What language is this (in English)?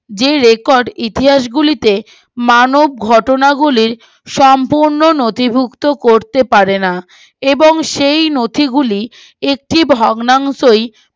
Bangla